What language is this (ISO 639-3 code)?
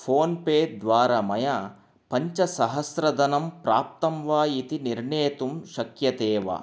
san